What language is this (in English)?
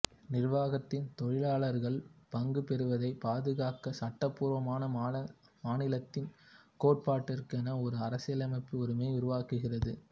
Tamil